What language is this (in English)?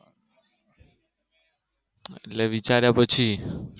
Gujarati